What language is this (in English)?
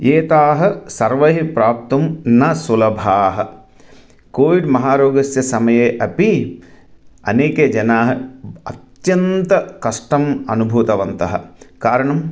Sanskrit